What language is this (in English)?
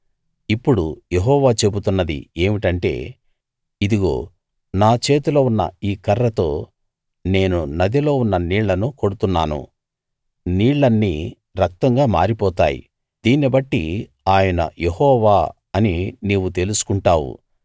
Telugu